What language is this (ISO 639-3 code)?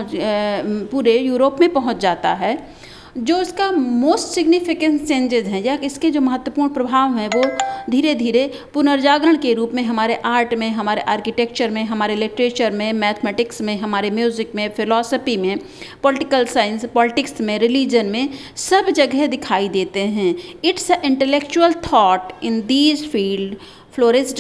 hin